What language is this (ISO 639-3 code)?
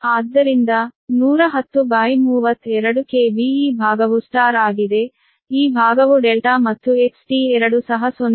kan